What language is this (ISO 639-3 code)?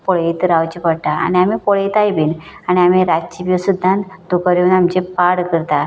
kok